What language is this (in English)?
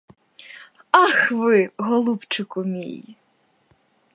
Ukrainian